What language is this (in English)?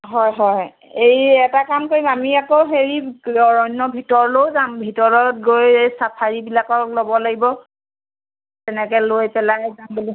Assamese